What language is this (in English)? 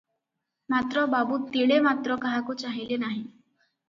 Odia